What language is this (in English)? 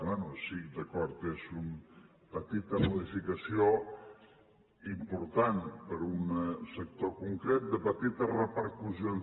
Catalan